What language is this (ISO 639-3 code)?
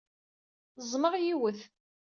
kab